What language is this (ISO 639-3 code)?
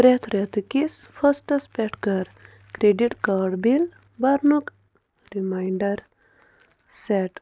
kas